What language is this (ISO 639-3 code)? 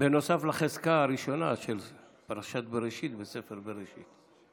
heb